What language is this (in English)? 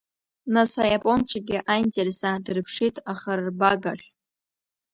Abkhazian